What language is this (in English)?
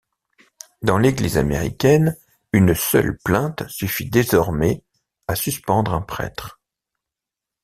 French